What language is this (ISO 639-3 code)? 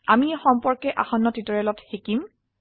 asm